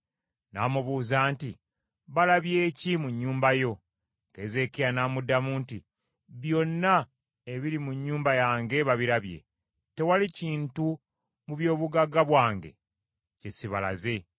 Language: Ganda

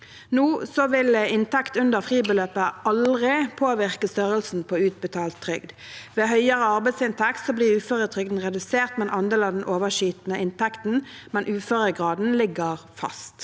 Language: Norwegian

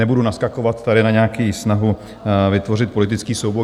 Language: Czech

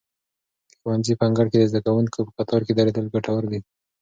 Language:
Pashto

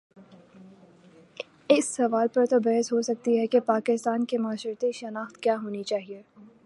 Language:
Urdu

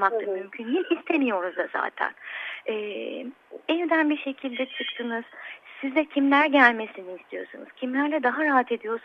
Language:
Turkish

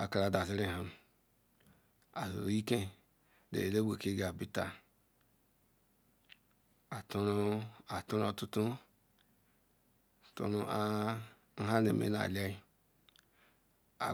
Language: Ikwere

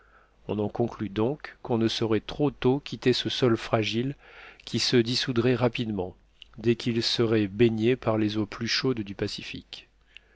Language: French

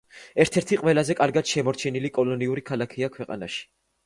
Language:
Georgian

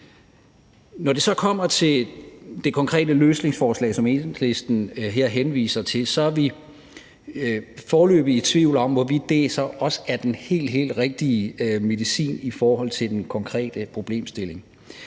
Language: Danish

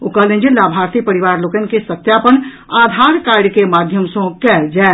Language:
Maithili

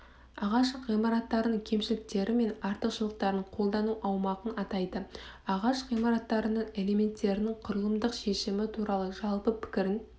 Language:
Kazakh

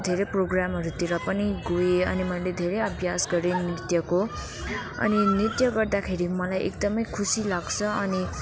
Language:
Nepali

